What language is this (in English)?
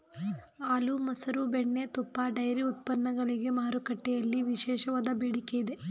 Kannada